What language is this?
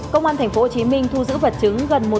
Vietnamese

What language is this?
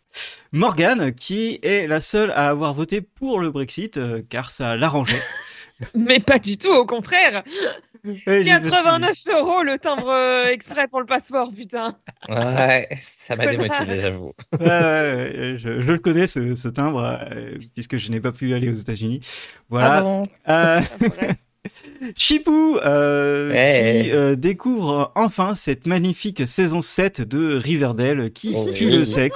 French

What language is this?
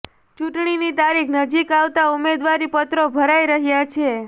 Gujarati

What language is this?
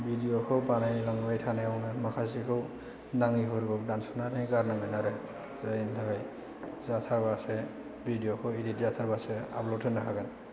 Bodo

